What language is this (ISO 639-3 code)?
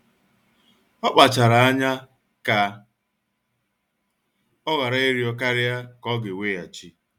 ibo